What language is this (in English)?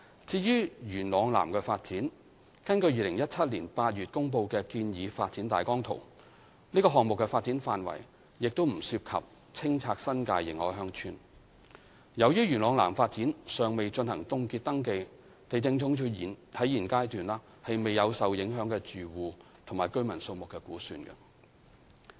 Cantonese